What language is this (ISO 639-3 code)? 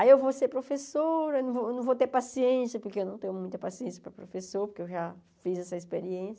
por